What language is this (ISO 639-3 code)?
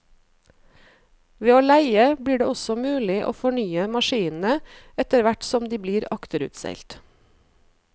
nor